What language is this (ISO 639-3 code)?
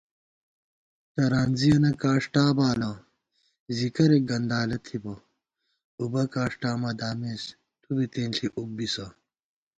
gwt